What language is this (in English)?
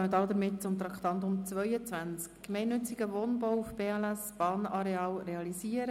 Swiss German